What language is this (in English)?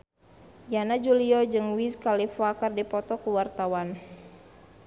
Sundanese